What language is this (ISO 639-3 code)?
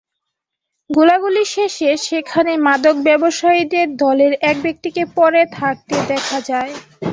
ben